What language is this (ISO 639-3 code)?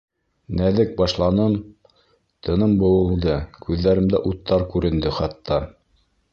bak